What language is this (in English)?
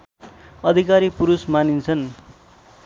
Nepali